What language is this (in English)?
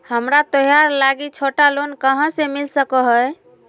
Magahi